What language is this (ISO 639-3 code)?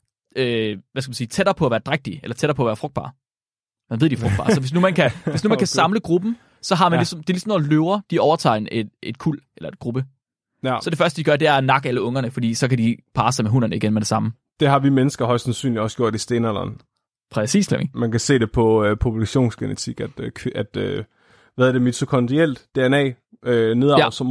dan